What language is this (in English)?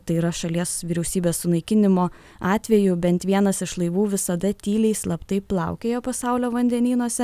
Lithuanian